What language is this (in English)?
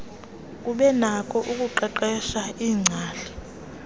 Xhosa